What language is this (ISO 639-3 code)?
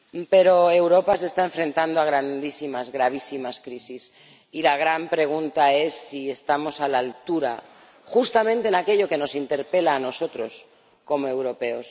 spa